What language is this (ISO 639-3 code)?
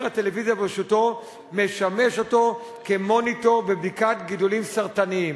heb